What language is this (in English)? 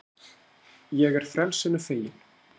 Icelandic